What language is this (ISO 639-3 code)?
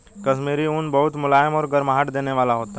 hin